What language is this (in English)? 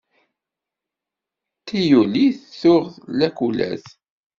Kabyle